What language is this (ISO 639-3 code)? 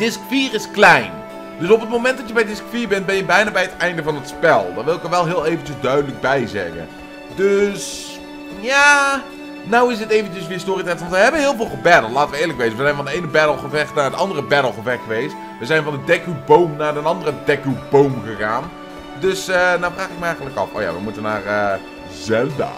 nld